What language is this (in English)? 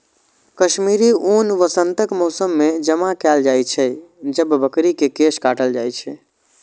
Maithili